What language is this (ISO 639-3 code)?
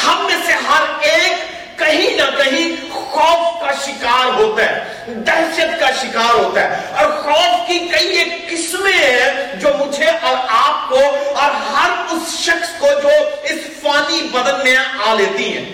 urd